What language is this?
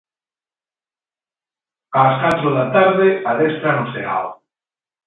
Galician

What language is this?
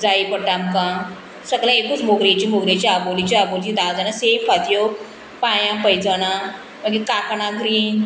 Konkani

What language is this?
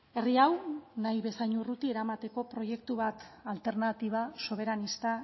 Basque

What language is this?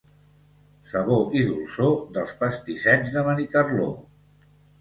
Catalan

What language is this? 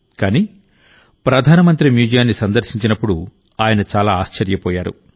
Telugu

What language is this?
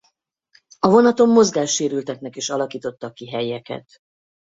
Hungarian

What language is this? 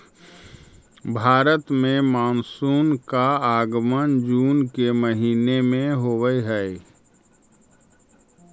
Magahi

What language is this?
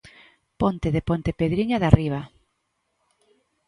Galician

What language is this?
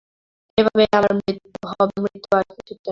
Bangla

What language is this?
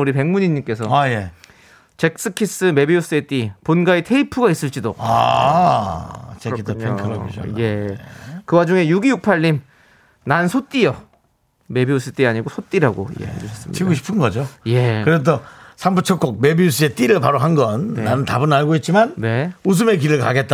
Korean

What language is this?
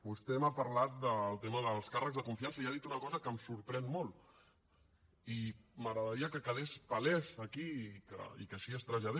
Catalan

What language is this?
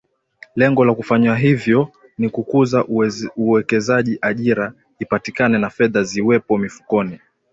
Swahili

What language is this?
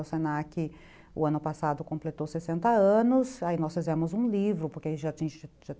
Portuguese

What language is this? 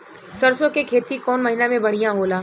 Bhojpuri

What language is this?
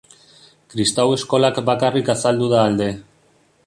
Basque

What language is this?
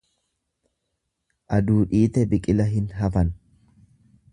Oromo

